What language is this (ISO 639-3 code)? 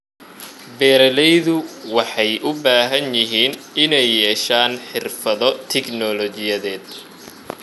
som